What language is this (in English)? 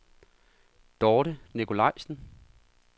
Danish